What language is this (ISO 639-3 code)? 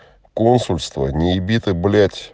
rus